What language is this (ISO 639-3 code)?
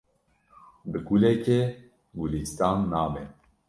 kur